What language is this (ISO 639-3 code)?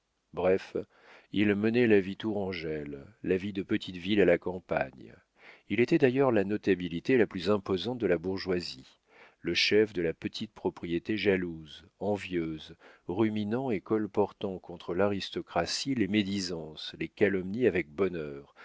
fra